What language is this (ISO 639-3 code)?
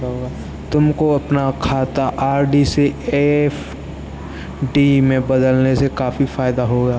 hin